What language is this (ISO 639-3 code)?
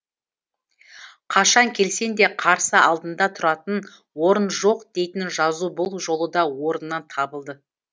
kaz